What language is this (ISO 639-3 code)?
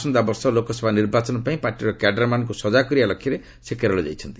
ori